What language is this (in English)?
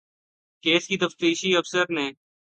Urdu